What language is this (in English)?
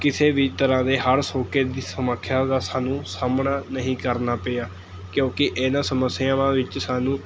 Punjabi